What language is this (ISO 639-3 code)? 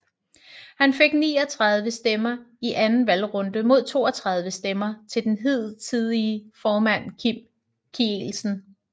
dan